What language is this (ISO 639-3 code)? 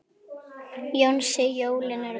isl